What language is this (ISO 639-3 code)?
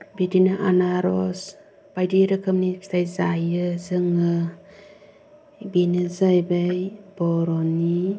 brx